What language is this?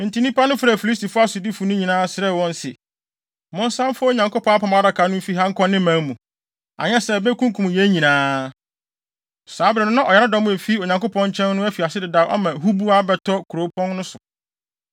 Akan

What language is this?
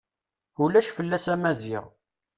Kabyle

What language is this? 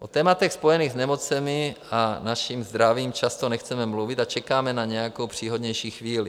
Czech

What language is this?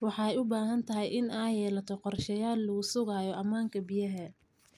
Somali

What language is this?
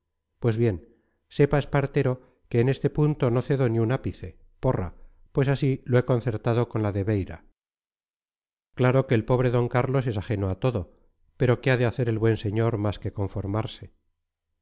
Spanish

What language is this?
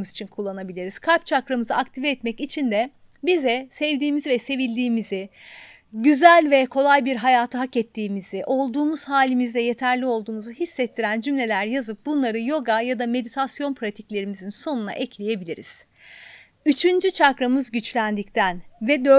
Turkish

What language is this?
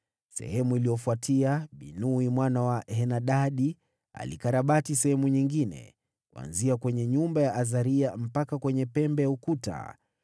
Swahili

